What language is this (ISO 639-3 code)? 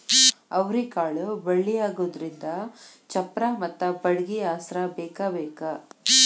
kan